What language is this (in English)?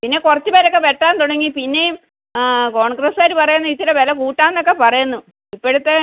Malayalam